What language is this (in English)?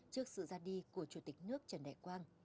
Vietnamese